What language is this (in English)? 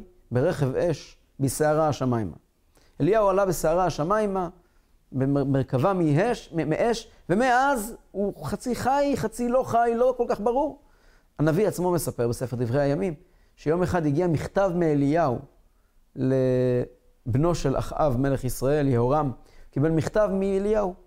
Hebrew